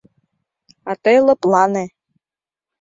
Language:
Mari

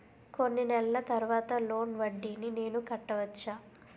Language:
Telugu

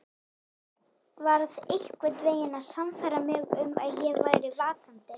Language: Icelandic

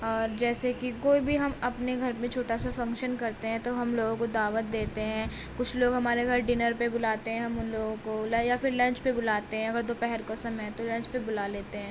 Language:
Urdu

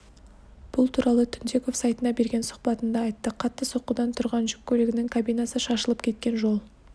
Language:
Kazakh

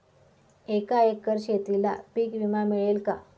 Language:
Marathi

